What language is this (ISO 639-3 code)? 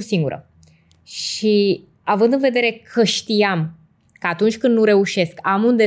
ron